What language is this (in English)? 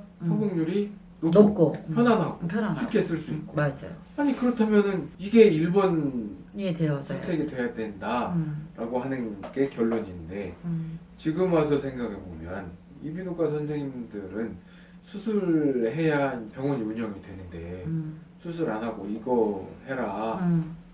Korean